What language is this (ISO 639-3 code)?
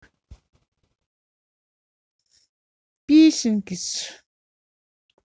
rus